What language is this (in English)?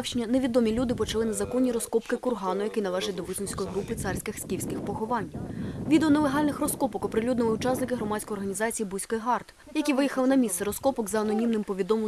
Ukrainian